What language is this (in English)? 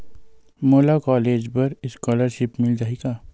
Chhattisgarhi